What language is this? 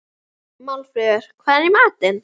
Icelandic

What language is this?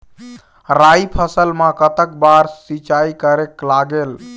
Chhattisgarhi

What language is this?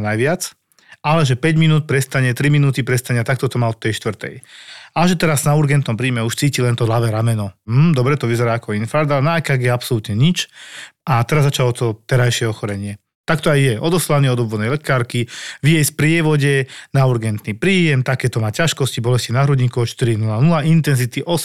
Slovak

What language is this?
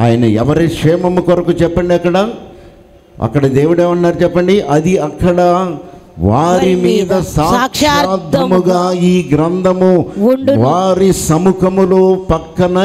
Telugu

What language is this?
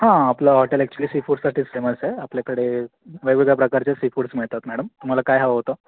Marathi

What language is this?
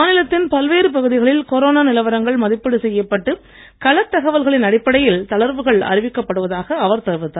Tamil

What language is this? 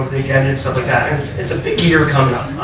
English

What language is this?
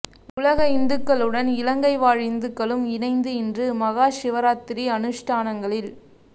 Tamil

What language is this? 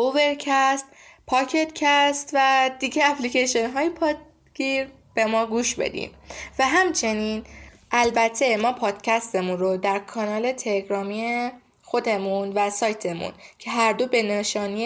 Persian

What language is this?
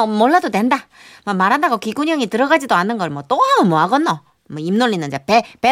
Korean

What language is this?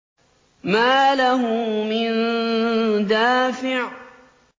Arabic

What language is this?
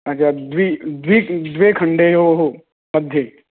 Sanskrit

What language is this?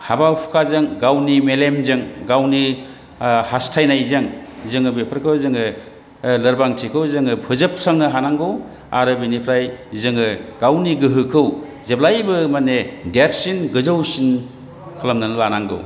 Bodo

